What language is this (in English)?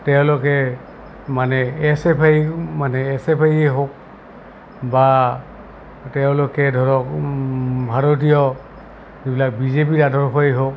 Assamese